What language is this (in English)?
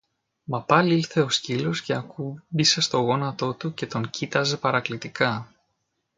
Greek